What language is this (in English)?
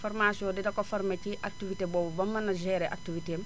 Wolof